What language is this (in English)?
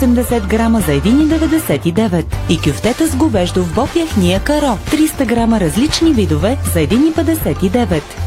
Bulgarian